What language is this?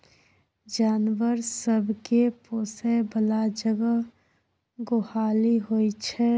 Maithili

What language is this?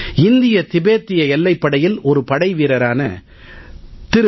Tamil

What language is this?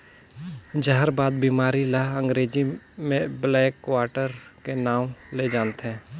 Chhattisgarhi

